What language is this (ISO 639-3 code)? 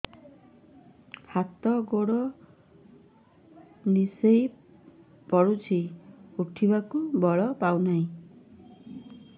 ori